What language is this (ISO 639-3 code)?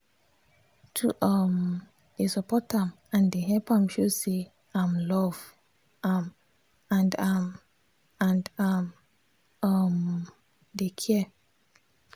pcm